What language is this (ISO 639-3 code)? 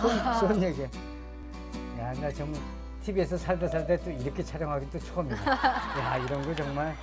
kor